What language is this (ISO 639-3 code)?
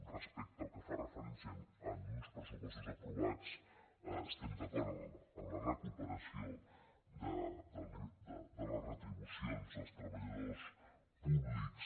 cat